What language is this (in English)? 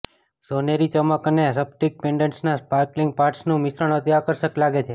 Gujarati